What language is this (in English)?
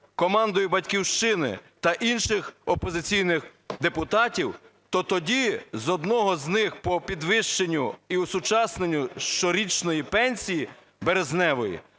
Ukrainian